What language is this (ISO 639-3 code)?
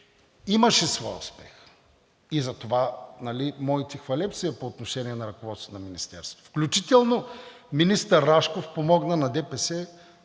bul